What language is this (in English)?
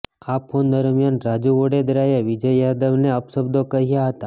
Gujarati